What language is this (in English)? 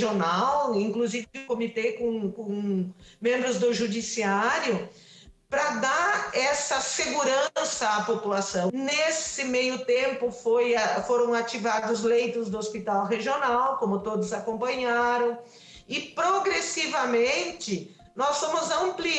Portuguese